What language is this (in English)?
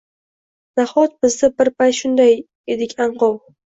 Uzbek